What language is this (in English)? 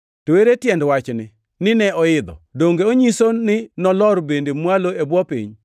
Luo (Kenya and Tanzania)